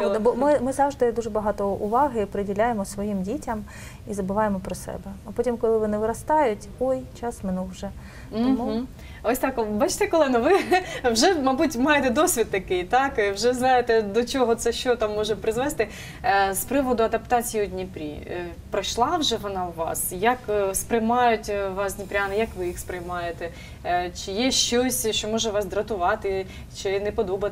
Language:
Ukrainian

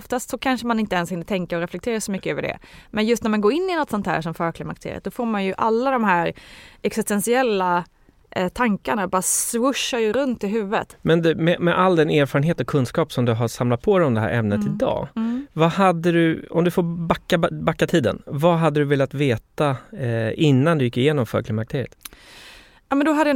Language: Swedish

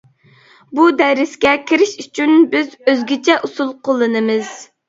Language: Uyghur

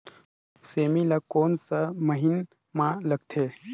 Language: Chhattisgarhi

